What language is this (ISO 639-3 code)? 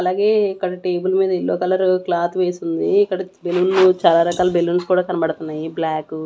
tel